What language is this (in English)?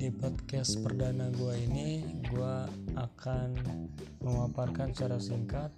Indonesian